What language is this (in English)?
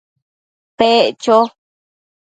Matsés